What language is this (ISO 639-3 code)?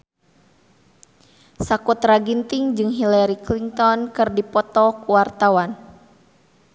sun